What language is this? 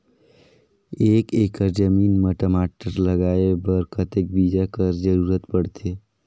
Chhattisgarhi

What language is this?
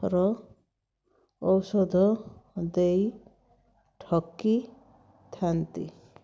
Odia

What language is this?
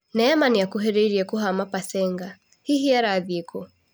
Kikuyu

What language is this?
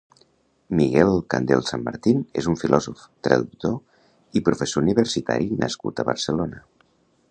Catalan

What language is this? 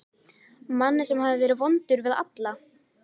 Icelandic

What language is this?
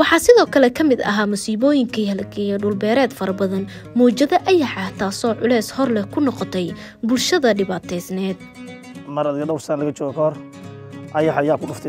Arabic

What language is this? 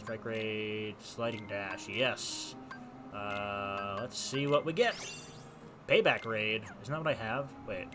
English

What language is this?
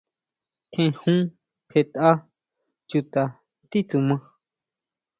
Huautla Mazatec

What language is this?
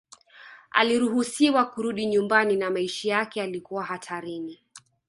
Swahili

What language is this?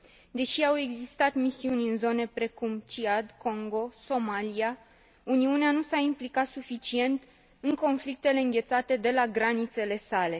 Romanian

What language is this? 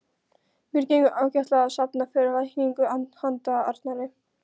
Icelandic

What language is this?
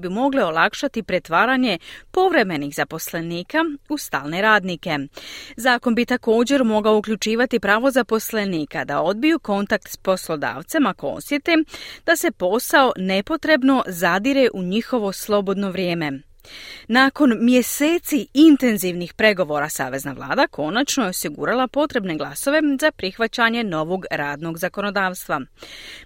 Croatian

